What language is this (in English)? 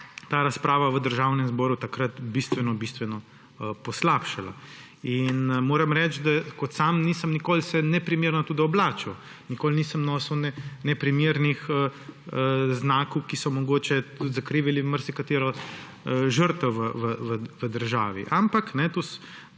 Slovenian